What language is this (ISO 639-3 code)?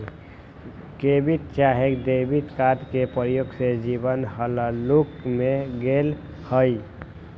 mag